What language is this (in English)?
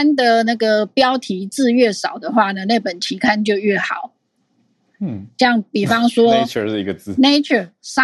Chinese